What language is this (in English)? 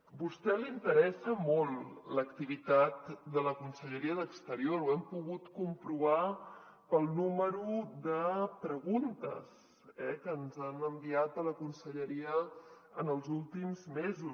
Catalan